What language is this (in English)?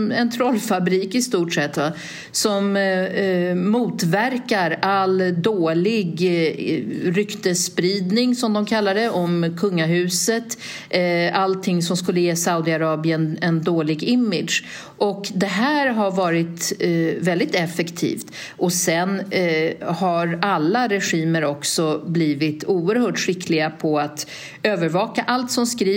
Swedish